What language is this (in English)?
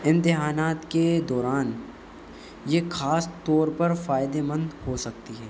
Urdu